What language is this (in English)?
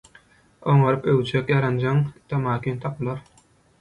Turkmen